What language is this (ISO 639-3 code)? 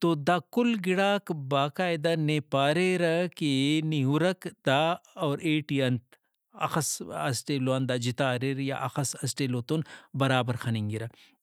brh